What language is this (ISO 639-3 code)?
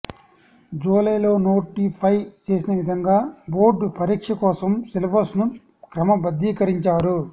tel